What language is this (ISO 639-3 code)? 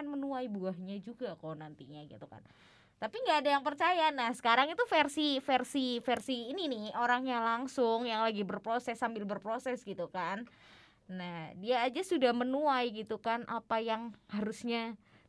ind